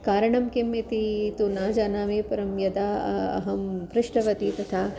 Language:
Sanskrit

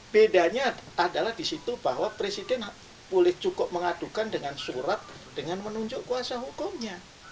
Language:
Indonesian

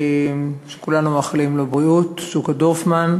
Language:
Hebrew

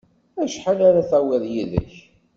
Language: Kabyle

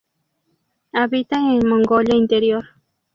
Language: Spanish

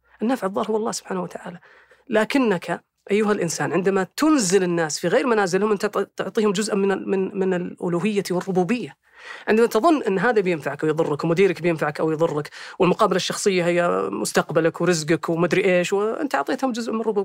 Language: Arabic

